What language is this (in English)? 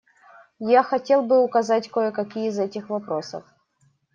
Russian